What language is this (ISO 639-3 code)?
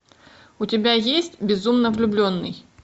rus